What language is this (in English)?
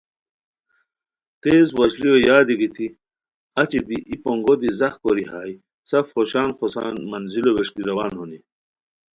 Khowar